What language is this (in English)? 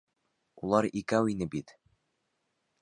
Bashkir